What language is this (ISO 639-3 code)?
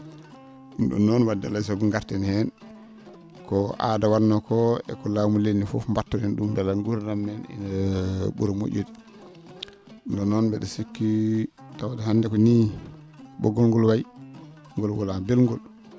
ful